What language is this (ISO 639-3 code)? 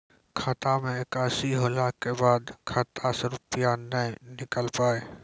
mai